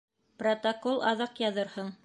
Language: Bashkir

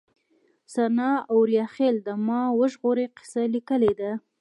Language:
Pashto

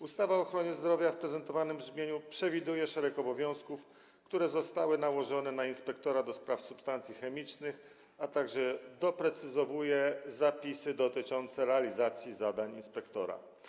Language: Polish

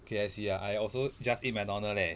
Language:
English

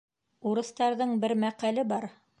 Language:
Bashkir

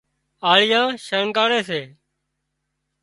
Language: Wadiyara Koli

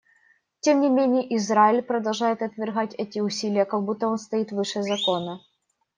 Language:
Russian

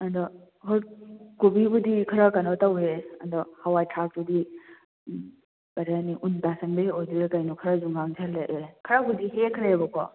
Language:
Manipuri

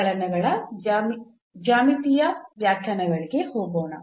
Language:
Kannada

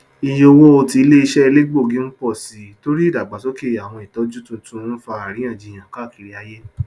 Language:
Yoruba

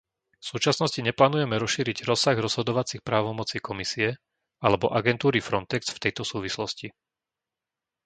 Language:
Slovak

